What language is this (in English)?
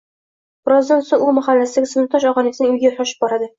Uzbek